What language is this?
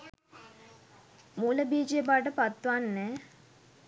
Sinhala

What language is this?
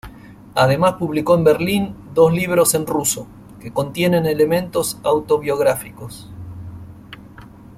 Spanish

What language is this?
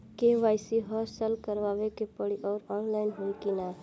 Bhojpuri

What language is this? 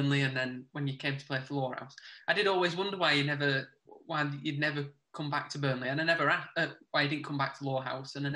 English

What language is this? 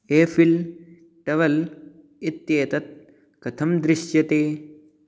Sanskrit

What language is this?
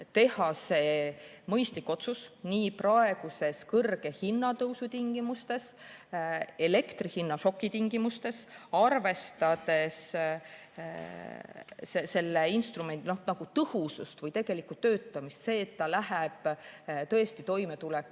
Estonian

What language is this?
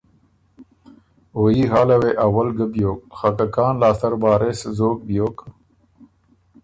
Ormuri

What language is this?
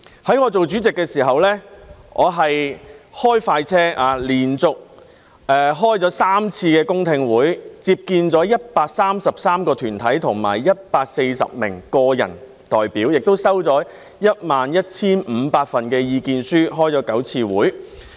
Cantonese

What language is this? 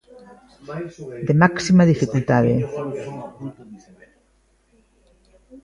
Galician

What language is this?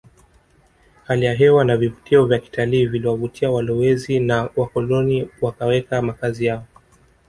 Swahili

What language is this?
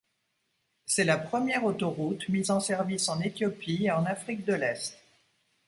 French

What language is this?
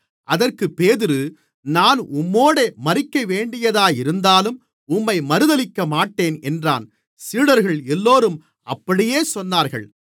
Tamil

